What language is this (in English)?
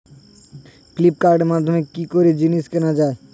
Bangla